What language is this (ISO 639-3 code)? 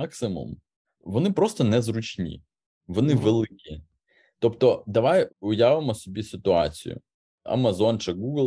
ukr